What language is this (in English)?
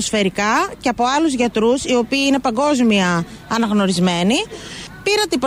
Greek